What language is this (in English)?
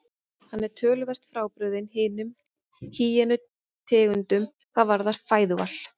Icelandic